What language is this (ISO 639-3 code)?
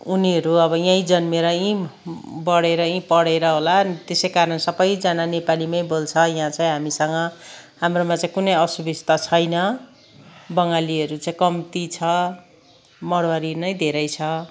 nep